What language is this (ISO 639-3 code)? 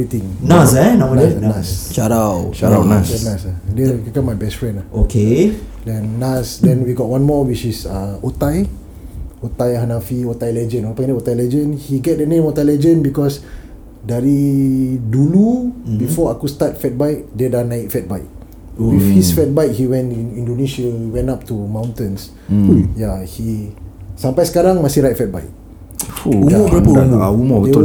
msa